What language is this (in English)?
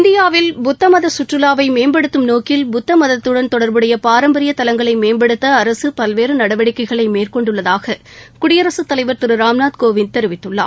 Tamil